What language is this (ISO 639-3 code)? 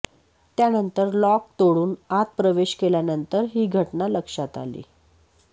mar